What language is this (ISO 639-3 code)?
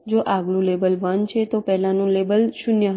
guj